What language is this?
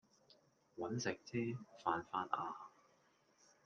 Cantonese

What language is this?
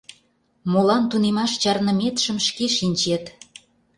Mari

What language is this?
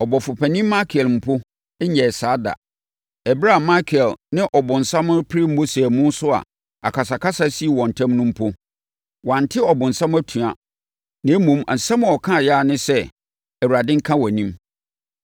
Akan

